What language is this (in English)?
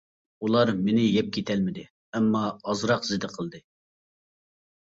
Uyghur